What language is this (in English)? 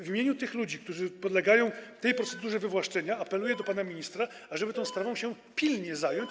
Polish